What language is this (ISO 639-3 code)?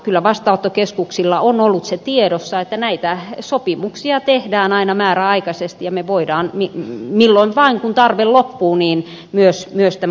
fin